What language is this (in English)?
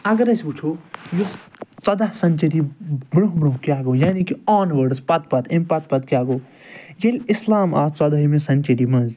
Kashmiri